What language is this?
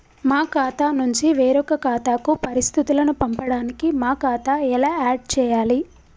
Telugu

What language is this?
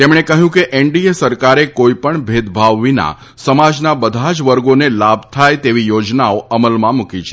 Gujarati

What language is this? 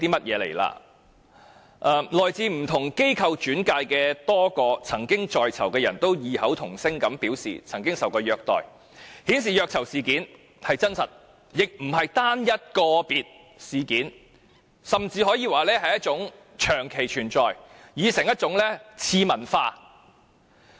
Cantonese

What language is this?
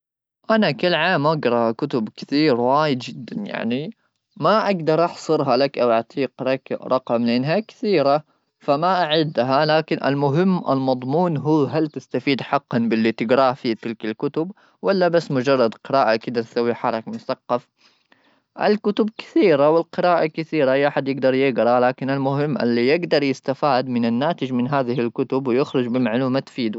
Gulf Arabic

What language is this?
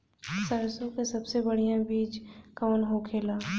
Bhojpuri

